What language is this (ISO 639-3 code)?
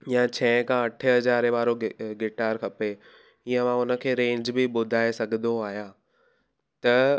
snd